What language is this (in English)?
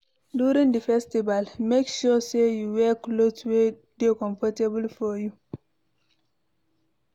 Nigerian Pidgin